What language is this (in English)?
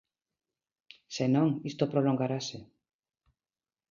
Galician